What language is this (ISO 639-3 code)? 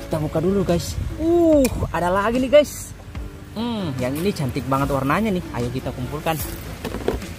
ind